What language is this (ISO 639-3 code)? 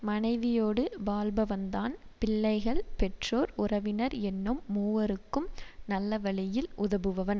tam